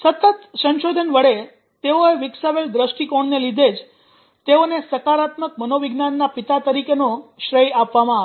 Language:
Gujarati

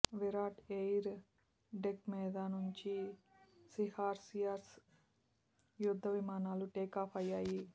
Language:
Telugu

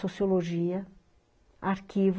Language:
Portuguese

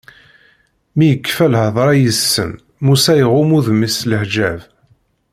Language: Kabyle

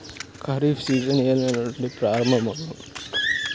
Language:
Telugu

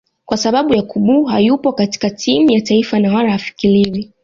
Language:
Swahili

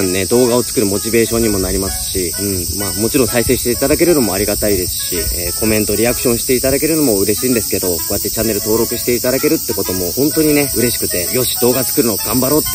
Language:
Japanese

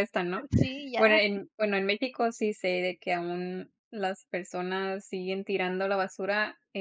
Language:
Spanish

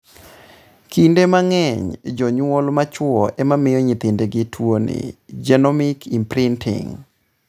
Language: Luo (Kenya and Tanzania)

